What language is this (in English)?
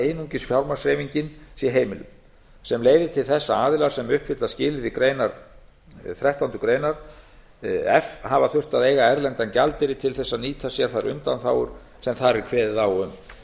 Icelandic